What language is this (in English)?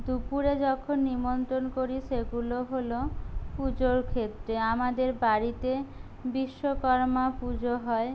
Bangla